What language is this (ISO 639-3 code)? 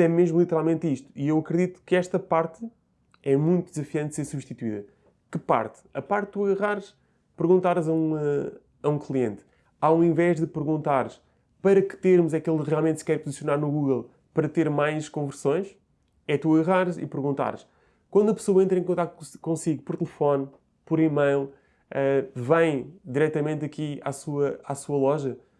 por